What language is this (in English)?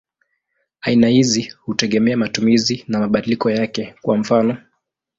Swahili